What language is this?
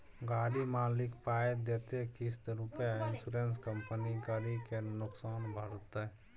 Maithili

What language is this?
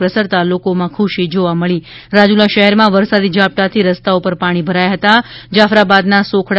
Gujarati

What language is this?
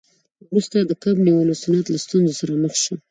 Pashto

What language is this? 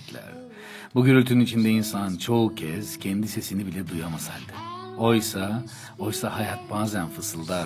Turkish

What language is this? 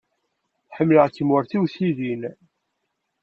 Kabyle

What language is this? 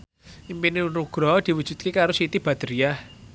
Javanese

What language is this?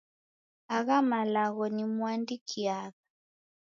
Taita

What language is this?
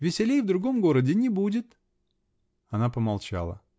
Russian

